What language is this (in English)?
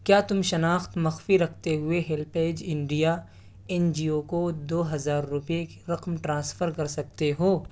Urdu